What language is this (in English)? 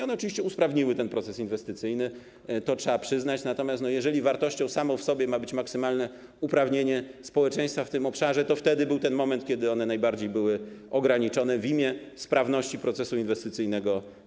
Polish